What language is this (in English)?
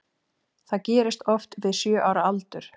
Icelandic